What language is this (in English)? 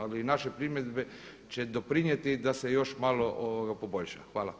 Croatian